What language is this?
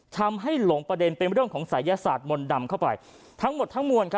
Thai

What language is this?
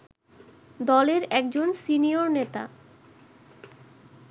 Bangla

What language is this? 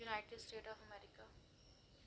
Dogri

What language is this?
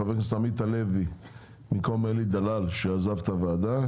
Hebrew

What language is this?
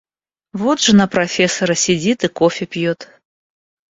Russian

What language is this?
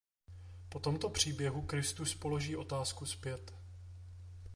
Czech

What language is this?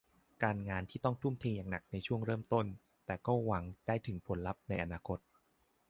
Thai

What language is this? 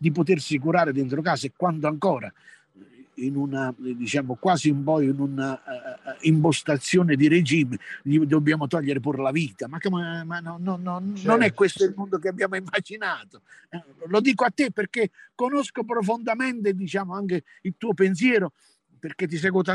Italian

